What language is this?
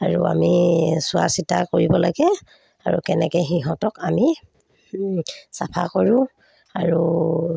Assamese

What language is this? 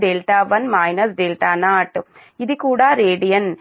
Telugu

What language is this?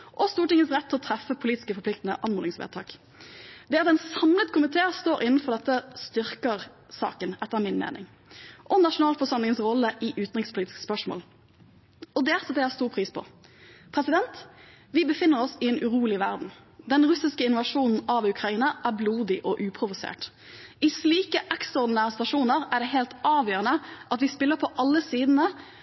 Norwegian Bokmål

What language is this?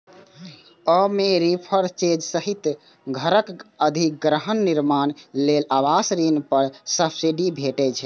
Maithili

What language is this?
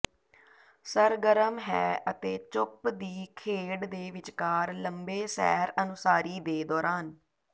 Punjabi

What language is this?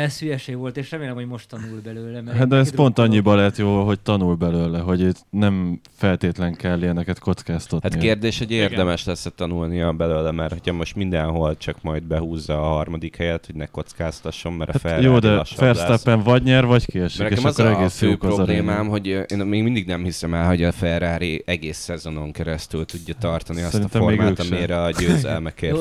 Hungarian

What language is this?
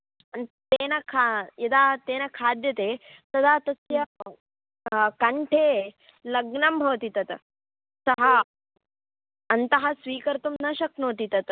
Sanskrit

